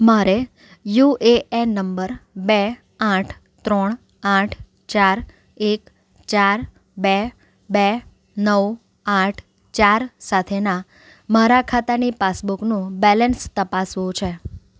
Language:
Gujarati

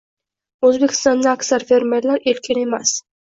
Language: Uzbek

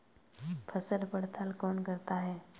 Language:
Hindi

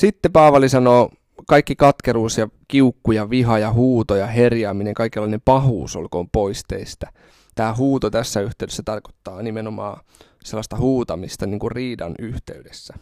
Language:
Finnish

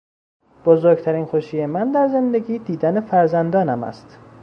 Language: Persian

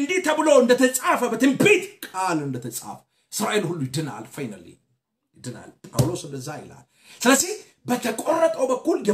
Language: Arabic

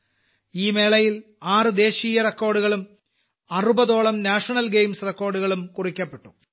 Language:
Malayalam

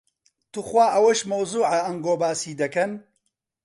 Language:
Central Kurdish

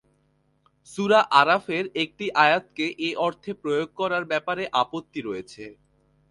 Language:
Bangla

